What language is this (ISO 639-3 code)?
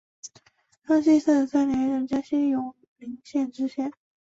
zho